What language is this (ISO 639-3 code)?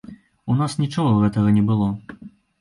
bel